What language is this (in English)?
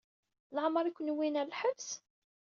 Kabyle